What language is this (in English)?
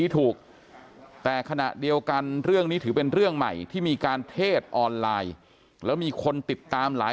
Thai